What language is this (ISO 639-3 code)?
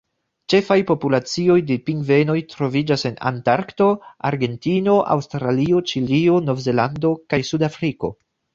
epo